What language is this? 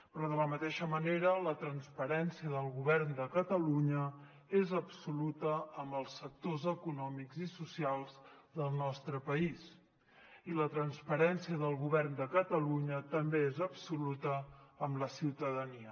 Catalan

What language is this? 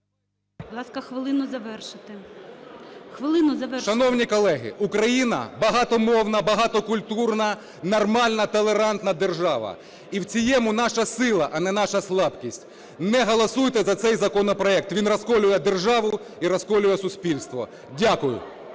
Ukrainian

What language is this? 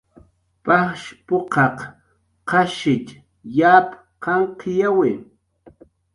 Jaqaru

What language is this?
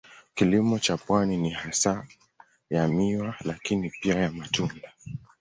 Swahili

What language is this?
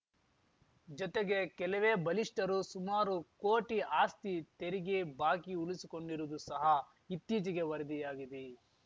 Kannada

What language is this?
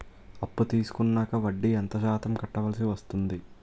Telugu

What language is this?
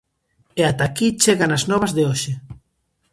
Galician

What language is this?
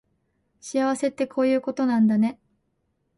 Japanese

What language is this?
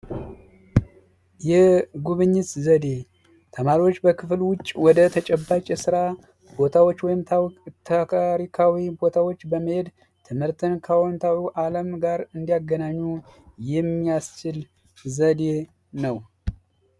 Amharic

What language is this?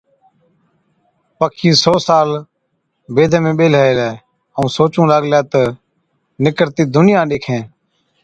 Od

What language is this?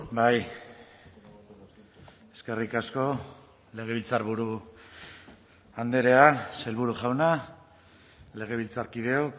Basque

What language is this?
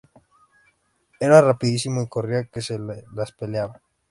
Spanish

